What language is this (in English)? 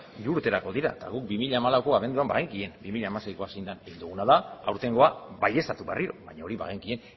Basque